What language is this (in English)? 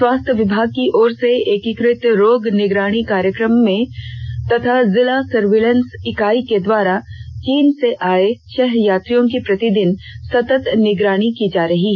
Hindi